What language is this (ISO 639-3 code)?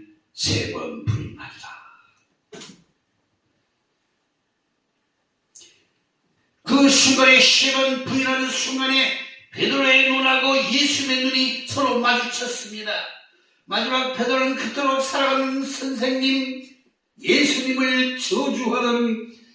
kor